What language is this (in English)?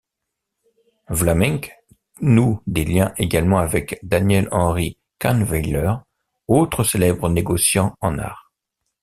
French